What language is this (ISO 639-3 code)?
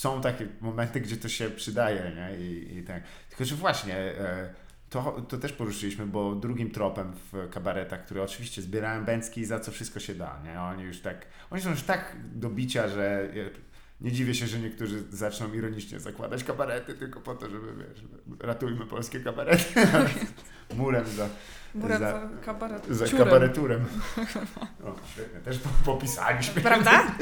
pol